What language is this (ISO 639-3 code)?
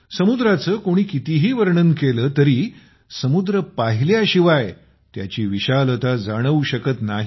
mar